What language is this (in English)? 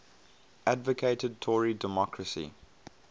English